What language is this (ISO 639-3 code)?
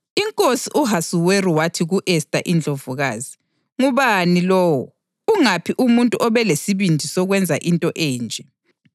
nde